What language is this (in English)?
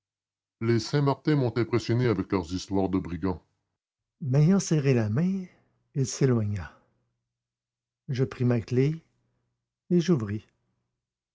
French